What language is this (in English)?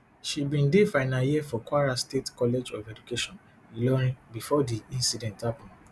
Nigerian Pidgin